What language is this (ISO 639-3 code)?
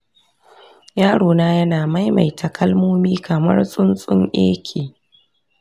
hau